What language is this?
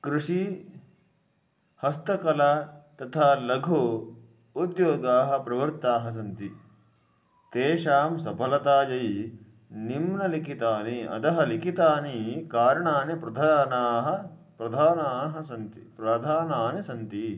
Sanskrit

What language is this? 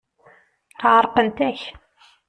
Kabyle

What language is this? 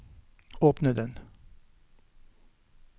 Norwegian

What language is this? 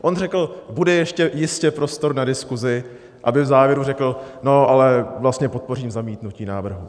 Czech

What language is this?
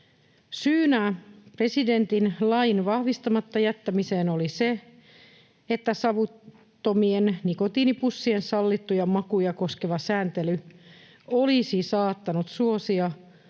Finnish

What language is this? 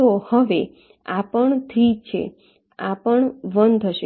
Gujarati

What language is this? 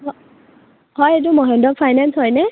Assamese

